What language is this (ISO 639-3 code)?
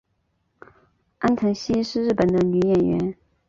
zho